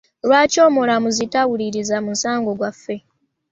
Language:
Ganda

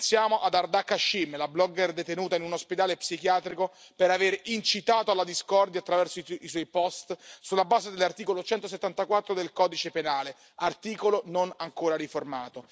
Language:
Italian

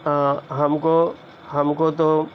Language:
Urdu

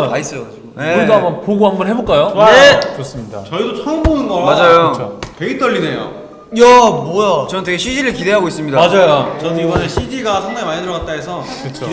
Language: Korean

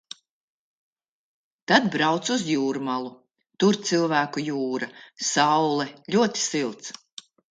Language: Latvian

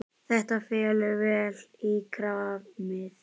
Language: Icelandic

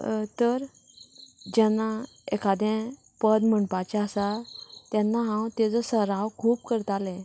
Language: Konkani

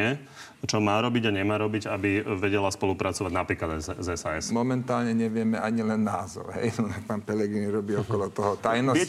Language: Slovak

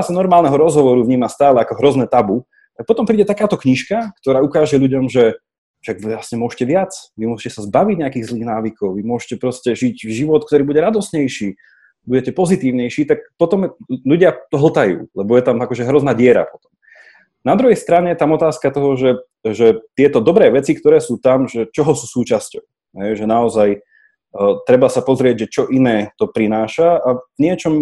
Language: Slovak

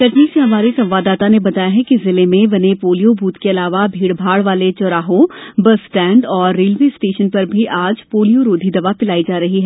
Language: Hindi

